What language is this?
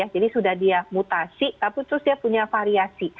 Indonesian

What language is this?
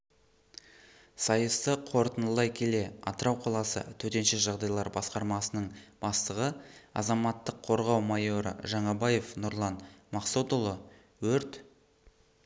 Kazakh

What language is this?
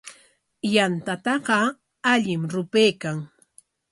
Corongo Ancash Quechua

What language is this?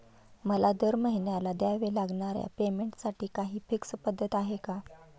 Marathi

